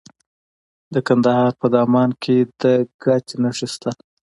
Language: Pashto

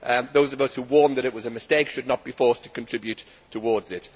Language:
English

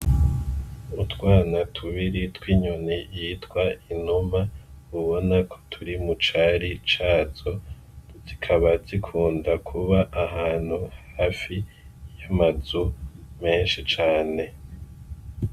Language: Rundi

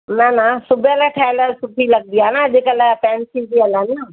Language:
Sindhi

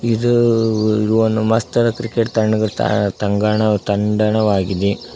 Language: Kannada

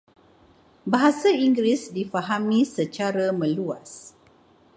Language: Malay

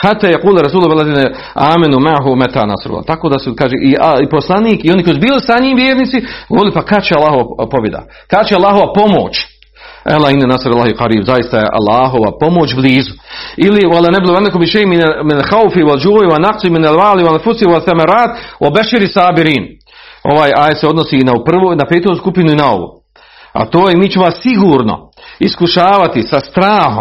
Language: Croatian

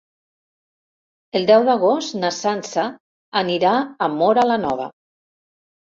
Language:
Catalan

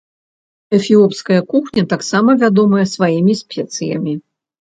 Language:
Belarusian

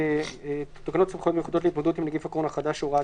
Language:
Hebrew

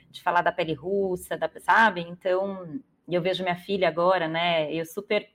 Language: Portuguese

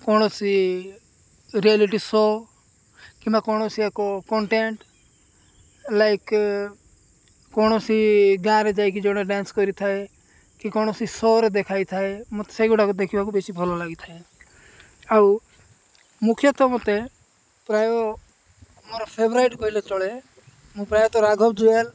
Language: Odia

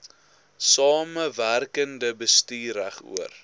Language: Afrikaans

